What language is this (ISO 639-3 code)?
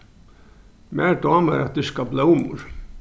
fao